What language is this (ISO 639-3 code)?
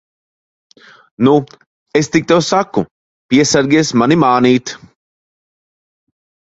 lav